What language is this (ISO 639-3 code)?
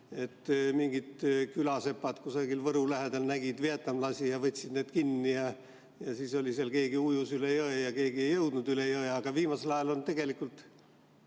est